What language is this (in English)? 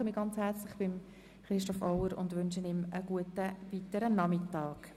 Swiss German